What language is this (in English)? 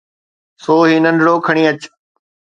Sindhi